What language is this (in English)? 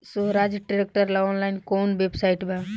Bhojpuri